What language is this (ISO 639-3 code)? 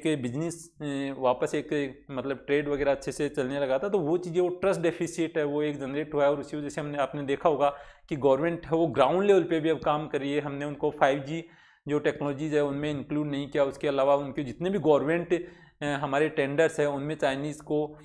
hin